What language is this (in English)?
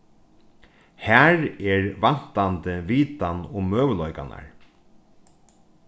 Faroese